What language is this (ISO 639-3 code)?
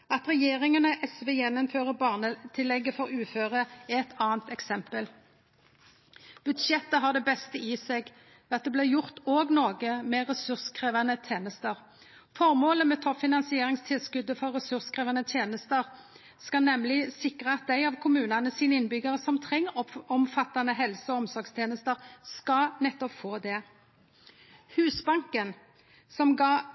nno